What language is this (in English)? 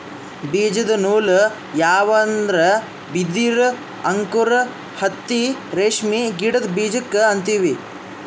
Kannada